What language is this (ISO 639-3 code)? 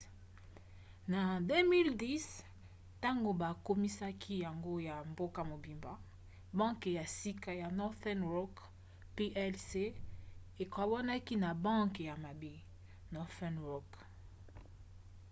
lin